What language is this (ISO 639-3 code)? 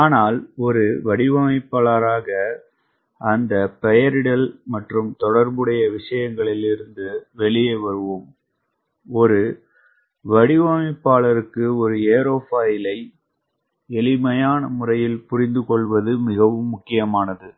tam